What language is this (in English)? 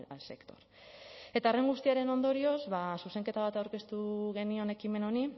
Basque